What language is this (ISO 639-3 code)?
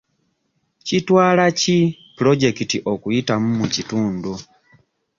lug